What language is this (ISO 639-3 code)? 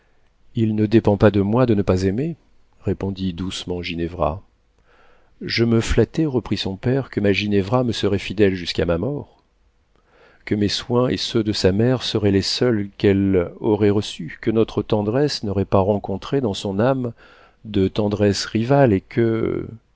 fra